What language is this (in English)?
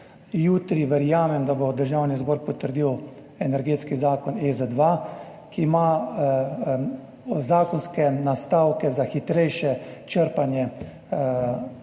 Slovenian